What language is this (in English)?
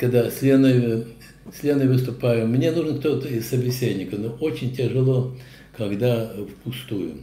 Russian